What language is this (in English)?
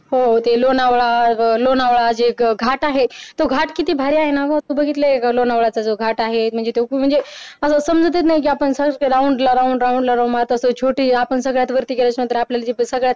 Marathi